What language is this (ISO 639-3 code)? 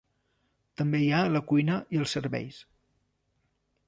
cat